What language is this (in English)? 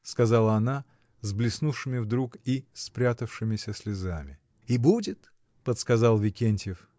Russian